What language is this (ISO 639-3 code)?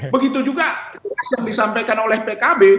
ind